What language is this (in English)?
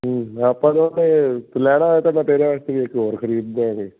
Punjabi